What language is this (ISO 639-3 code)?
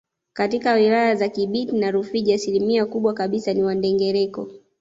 swa